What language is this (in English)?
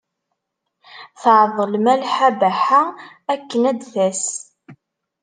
Kabyle